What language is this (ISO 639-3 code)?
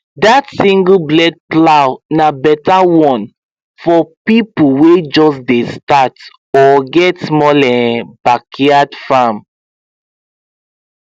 pcm